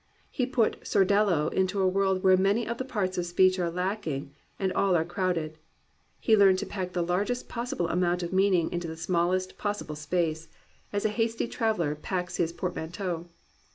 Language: English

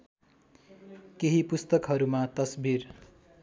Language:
Nepali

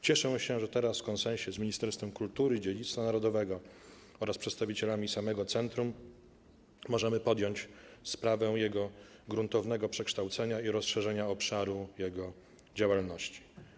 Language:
Polish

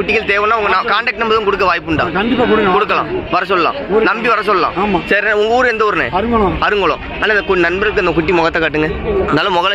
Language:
Indonesian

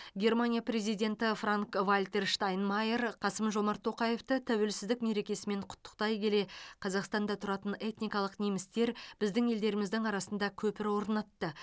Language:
Kazakh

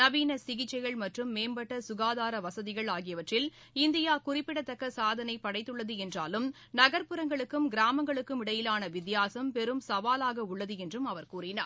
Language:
Tamil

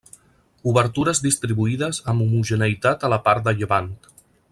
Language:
Catalan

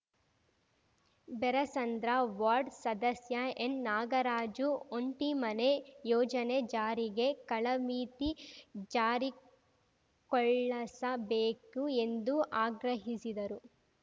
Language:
Kannada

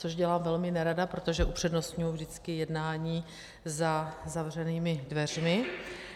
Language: Czech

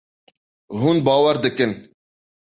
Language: Kurdish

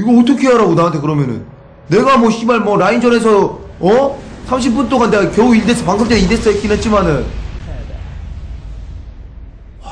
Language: Korean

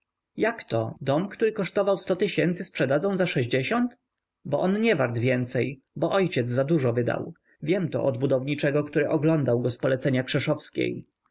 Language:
Polish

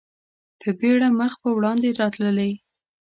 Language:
Pashto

